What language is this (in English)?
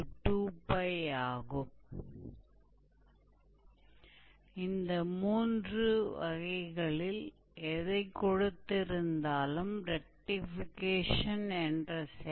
Hindi